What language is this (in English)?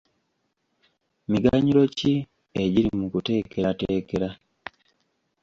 Ganda